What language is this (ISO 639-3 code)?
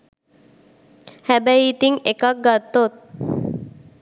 sin